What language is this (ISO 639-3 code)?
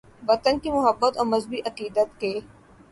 urd